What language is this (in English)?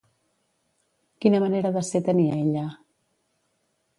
Catalan